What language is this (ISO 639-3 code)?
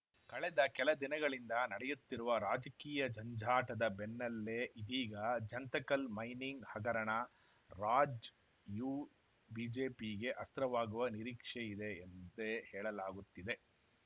kan